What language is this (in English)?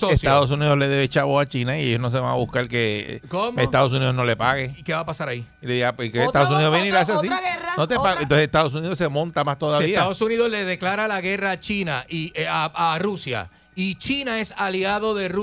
Spanish